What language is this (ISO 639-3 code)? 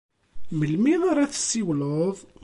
kab